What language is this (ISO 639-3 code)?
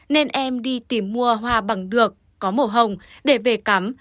vie